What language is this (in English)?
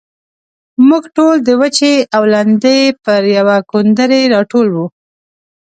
Pashto